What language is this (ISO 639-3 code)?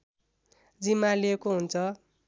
nep